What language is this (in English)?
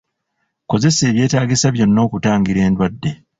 Ganda